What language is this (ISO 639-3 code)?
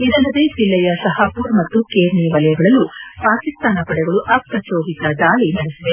kan